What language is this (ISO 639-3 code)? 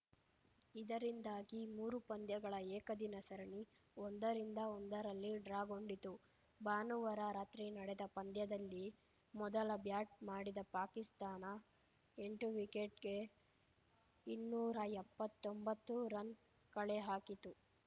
kan